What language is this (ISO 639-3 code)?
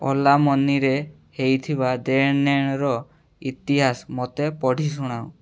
ori